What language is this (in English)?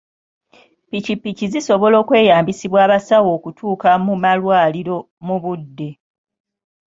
Ganda